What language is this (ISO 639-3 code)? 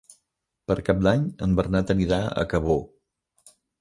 cat